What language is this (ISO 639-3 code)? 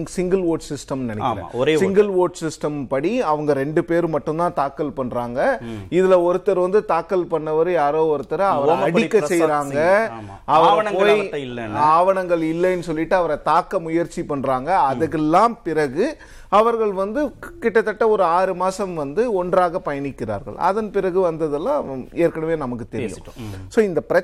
tam